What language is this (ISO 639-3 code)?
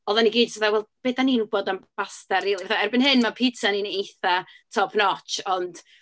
cym